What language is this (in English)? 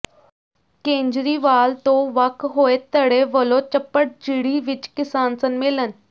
Punjabi